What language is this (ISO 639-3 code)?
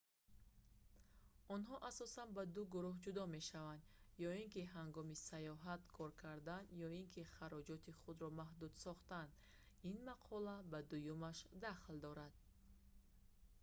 tgk